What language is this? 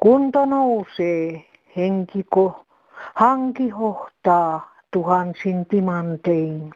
Finnish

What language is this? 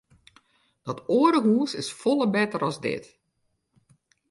Western Frisian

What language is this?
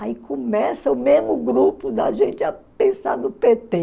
Portuguese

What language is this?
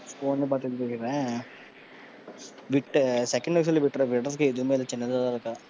Tamil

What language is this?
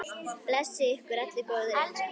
Icelandic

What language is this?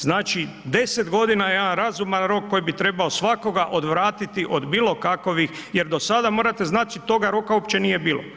Croatian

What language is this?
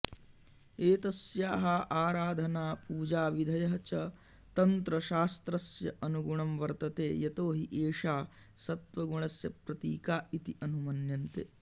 Sanskrit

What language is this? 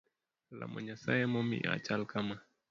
Luo (Kenya and Tanzania)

